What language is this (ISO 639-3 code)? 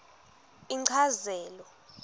ssw